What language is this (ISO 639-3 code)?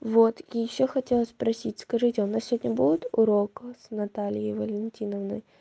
rus